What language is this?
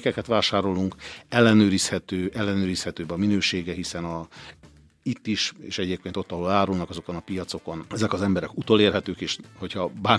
Hungarian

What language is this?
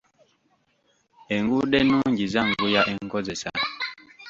Ganda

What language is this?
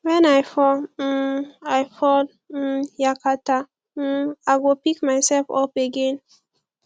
Nigerian Pidgin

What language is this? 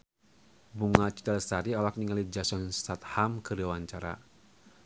Sundanese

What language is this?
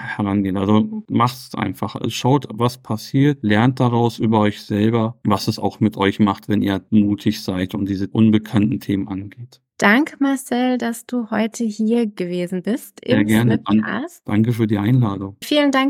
German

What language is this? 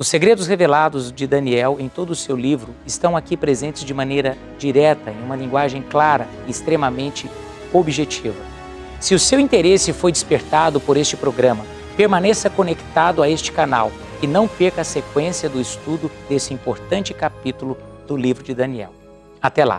Portuguese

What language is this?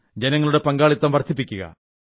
Malayalam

